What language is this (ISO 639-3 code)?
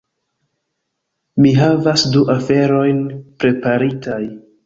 epo